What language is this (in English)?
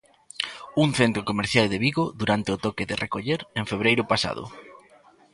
Galician